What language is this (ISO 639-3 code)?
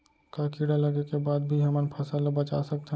hne